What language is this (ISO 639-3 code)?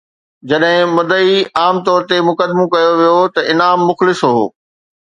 snd